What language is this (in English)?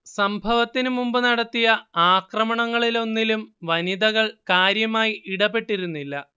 Malayalam